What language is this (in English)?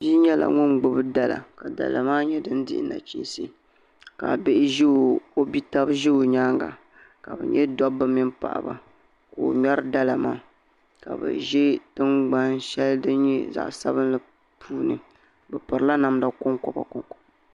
Dagbani